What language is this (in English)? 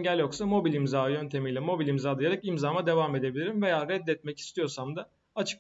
Turkish